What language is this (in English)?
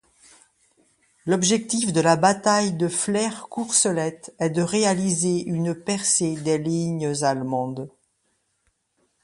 French